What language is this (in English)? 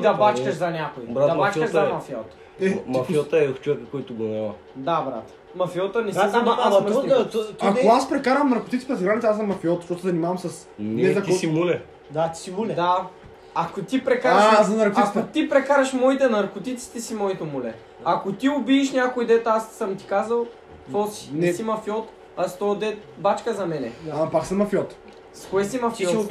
Bulgarian